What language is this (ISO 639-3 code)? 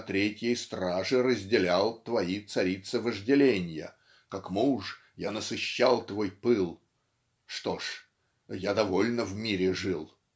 rus